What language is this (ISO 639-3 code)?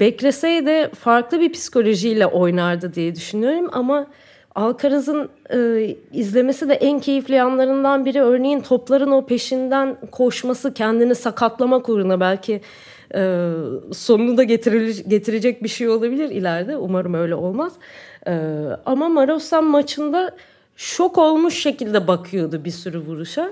tur